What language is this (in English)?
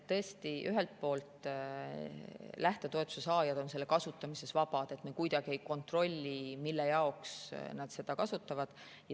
Estonian